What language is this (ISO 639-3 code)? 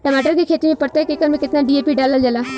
bho